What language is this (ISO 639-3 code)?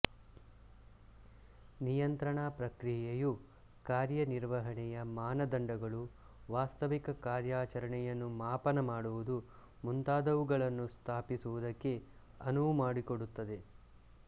kan